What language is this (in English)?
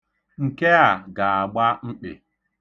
Igbo